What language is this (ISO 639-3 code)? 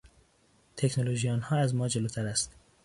fas